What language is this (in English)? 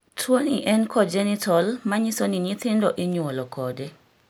Luo (Kenya and Tanzania)